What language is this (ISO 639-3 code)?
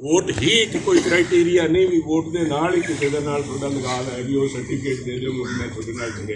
hin